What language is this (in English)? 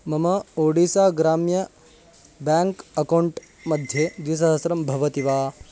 Sanskrit